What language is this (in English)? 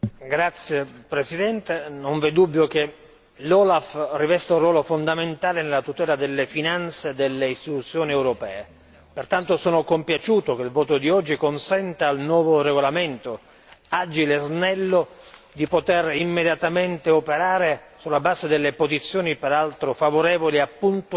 Italian